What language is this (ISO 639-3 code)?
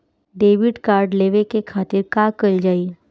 bho